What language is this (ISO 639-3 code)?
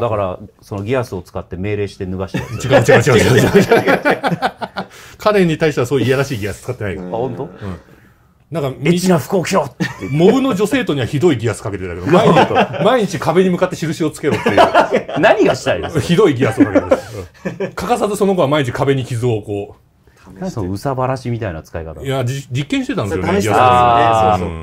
jpn